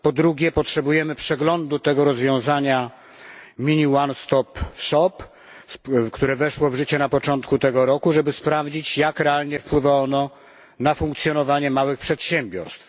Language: Polish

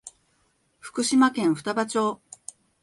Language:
Japanese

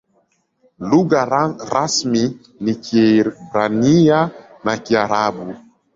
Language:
Swahili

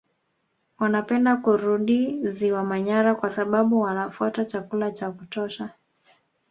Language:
Swahili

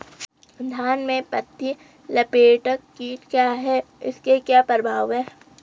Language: Hindi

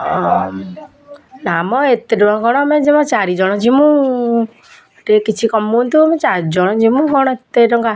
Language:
Odia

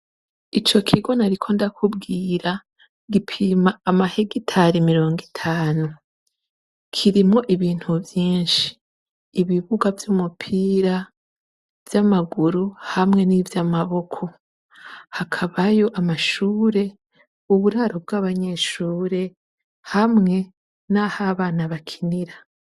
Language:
Rundi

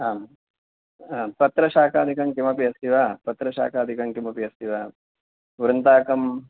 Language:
Sanskrit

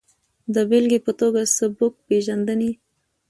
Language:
Pashto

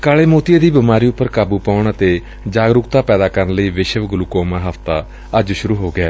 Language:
Punjabi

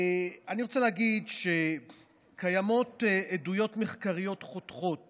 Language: Hebrew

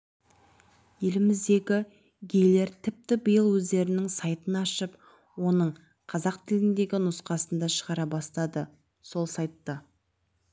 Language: Kazakh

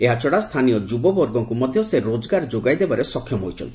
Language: Odia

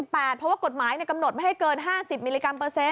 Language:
Thai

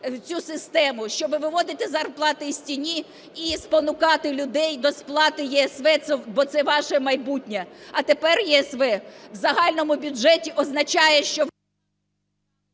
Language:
Ukrainian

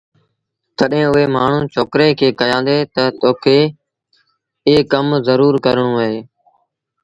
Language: Sindhi Bhil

